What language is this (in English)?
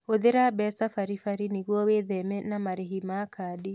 Kikuyu